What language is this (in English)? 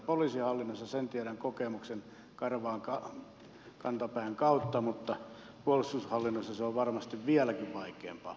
Finnish